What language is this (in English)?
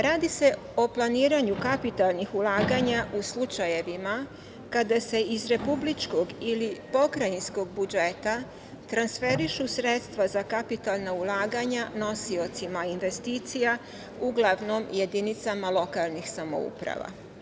Serbian